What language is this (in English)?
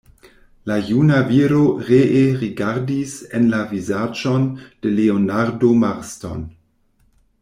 Esperanto